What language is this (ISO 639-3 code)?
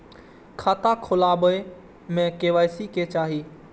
mai